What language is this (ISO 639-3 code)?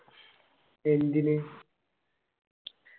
mal